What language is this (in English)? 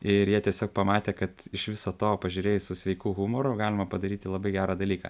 Lithuanian